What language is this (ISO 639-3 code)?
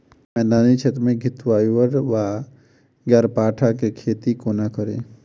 mai